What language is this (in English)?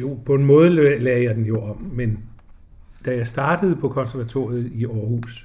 Danish